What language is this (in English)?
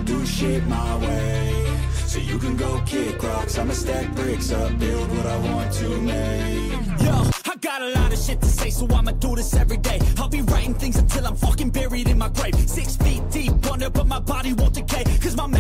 English